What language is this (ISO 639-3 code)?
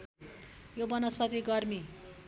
nep